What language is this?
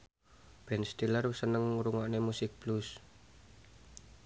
Javanese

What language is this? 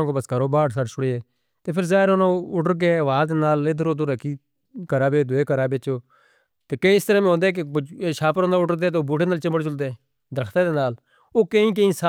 Northern Hindko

